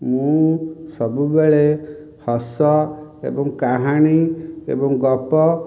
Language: Odia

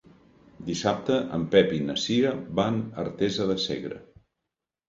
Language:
Catalan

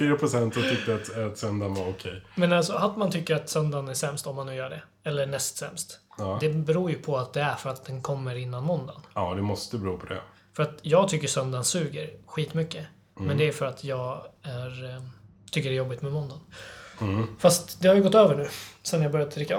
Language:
Swedish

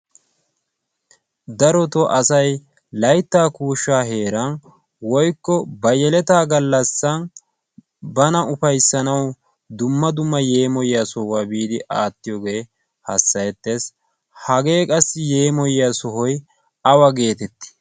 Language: Wolaytta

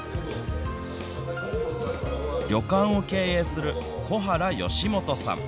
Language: Japanese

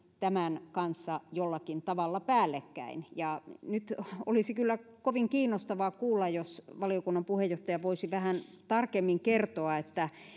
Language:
Finnish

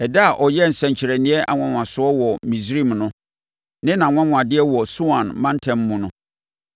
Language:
Akan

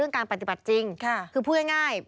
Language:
Thai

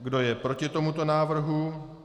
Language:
Czech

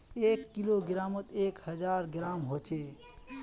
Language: Magahi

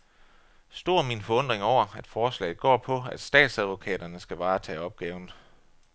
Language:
Danish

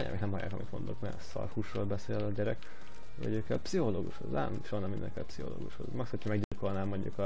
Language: Hungarian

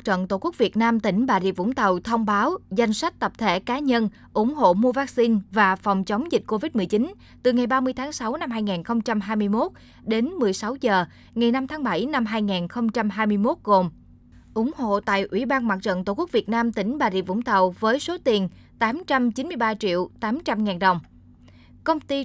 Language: Vietnamese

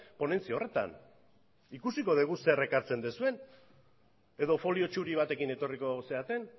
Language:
Basque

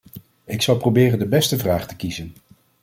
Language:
Dutch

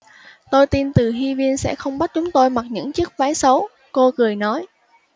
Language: Vietnamese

